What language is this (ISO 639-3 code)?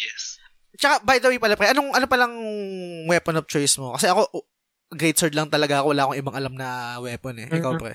fil